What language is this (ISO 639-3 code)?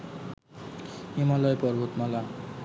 ben